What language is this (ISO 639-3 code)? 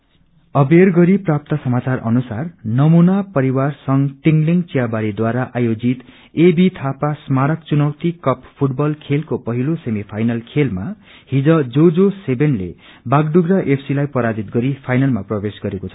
nep